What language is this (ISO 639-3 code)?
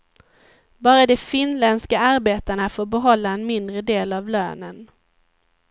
swe